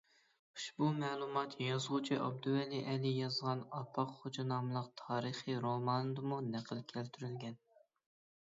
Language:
Uyghur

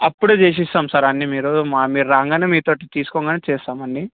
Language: Telugu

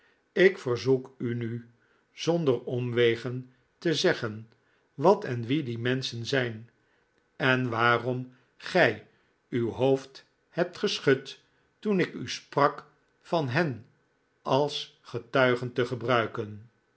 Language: Dutch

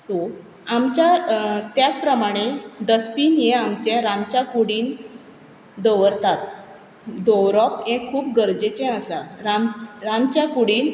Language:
Konkani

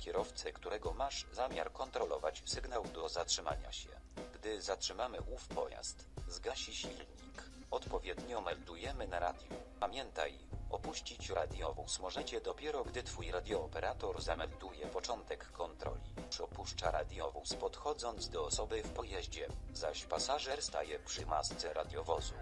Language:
Polish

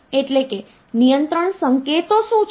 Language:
Gujarati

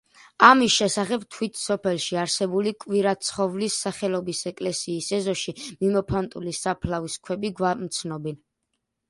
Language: Georgian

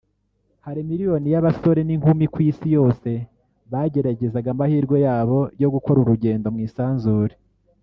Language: Kinyarwanda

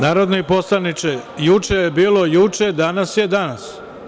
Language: Serbian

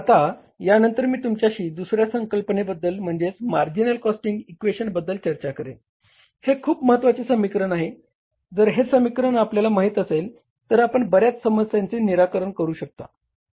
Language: Marathi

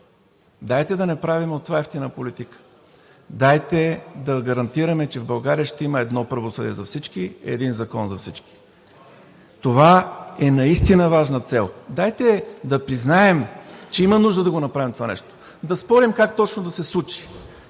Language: Bulgarian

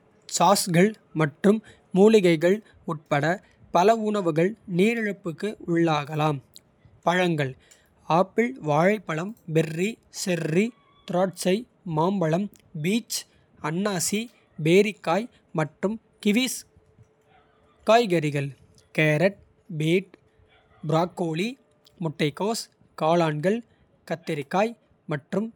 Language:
Kota (India)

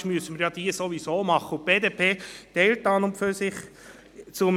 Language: Swiss German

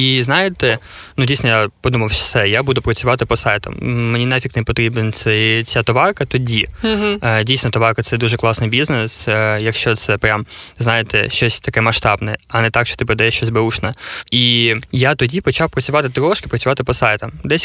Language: Ukrainian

